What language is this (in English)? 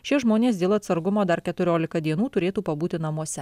Lithuanian